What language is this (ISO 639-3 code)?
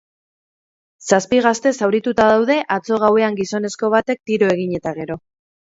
eus